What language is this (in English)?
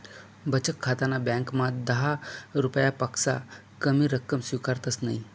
Marathi